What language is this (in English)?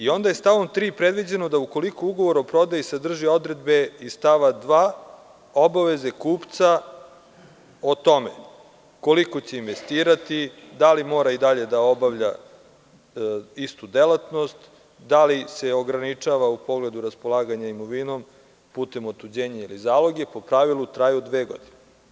Serbian